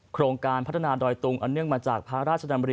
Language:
Thai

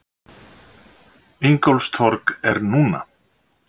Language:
Icelandic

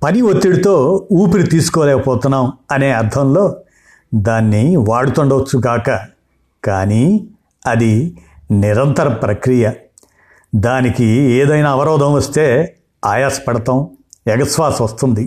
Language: Telugu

